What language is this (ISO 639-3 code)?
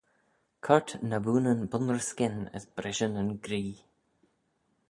glv